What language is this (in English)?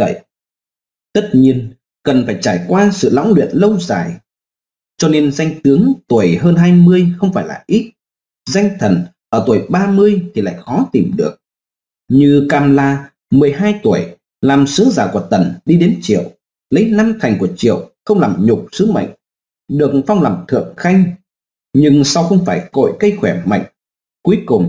Vietnamese